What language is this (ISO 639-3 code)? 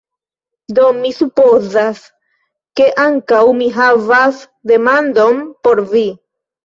epo